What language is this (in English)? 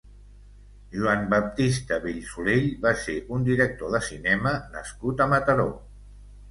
Catalan